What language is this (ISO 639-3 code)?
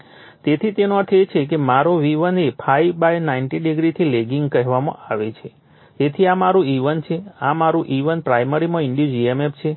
guj